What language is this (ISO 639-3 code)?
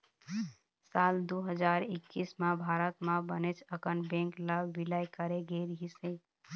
hne